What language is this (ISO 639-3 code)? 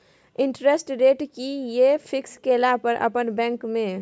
mai